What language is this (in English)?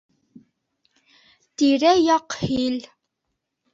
Bashkir